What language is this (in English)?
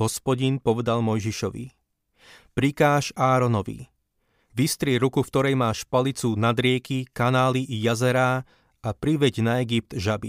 Slovak